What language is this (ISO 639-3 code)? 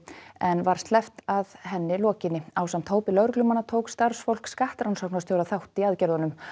isl